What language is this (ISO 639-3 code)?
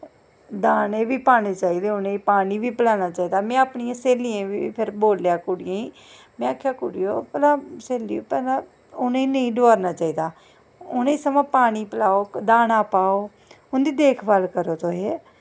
doi